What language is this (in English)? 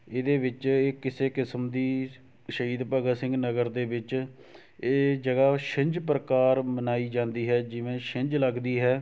Punjabi